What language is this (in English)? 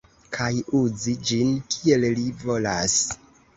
Esperanto